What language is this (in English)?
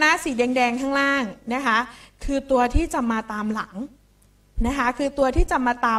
Thai